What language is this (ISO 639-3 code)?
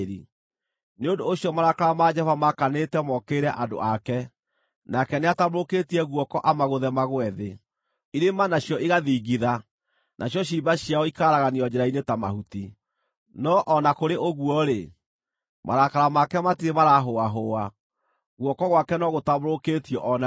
kik